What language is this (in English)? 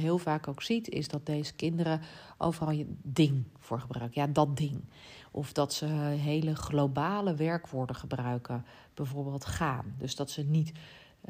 Dutch